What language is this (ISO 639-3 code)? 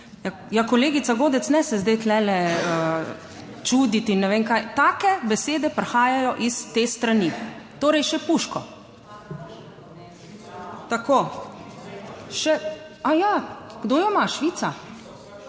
slv